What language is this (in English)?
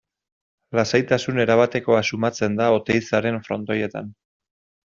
Basque